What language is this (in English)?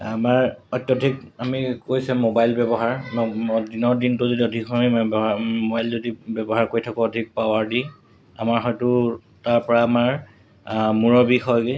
Assamese